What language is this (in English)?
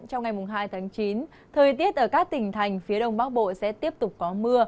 Vietnamese